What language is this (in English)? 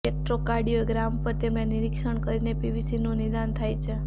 Gujarati